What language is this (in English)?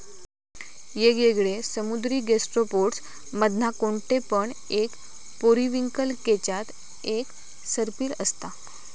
Marathi